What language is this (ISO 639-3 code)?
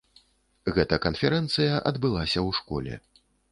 bel